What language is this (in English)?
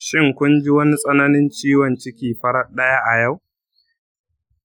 Hausa